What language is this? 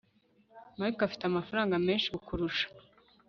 Kinyarwanda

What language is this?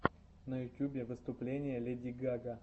Russian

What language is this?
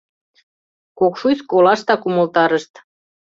Mari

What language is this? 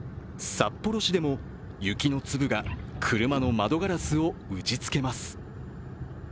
Japanese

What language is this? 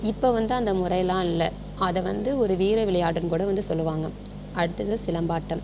Tamil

